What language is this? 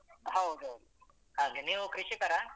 Kannada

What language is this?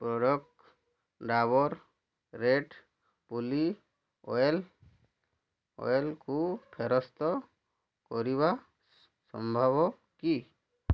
Odia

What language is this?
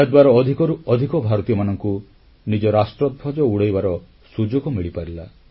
Odia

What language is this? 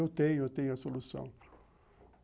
Portuguese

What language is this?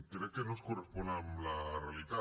Catalan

